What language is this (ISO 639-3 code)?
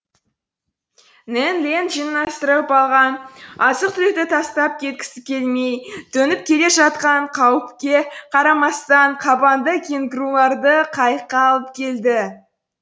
kaz